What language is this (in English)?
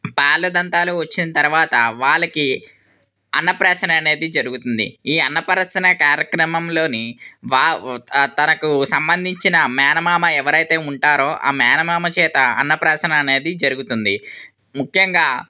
Telugu